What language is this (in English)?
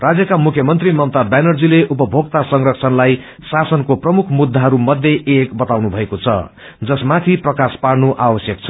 Nepali